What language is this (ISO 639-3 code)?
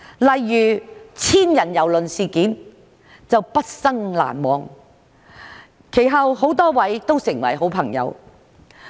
yue